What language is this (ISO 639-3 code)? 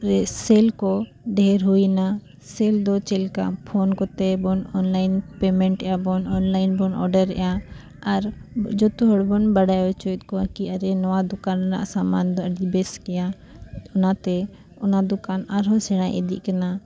sat